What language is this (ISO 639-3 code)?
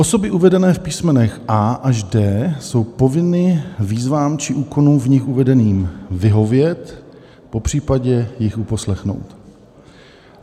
ces